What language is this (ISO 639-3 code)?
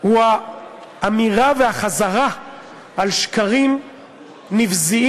heb